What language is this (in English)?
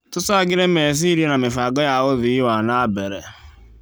Kikuyu